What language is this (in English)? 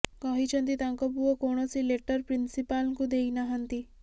Odia